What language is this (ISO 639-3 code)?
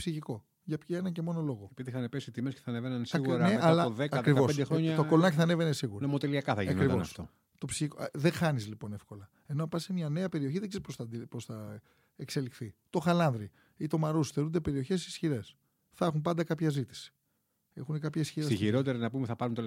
ell